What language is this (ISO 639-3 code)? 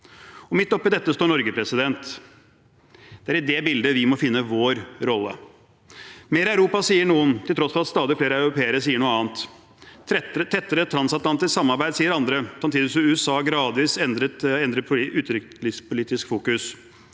nor